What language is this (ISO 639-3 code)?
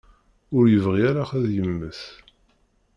kab